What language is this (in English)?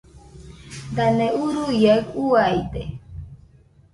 Nüpode Huitoto